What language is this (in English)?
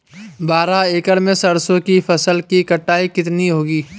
Hindi